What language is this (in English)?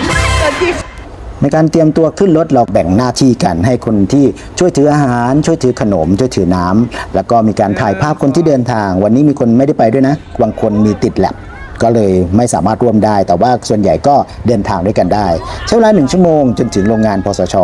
Thai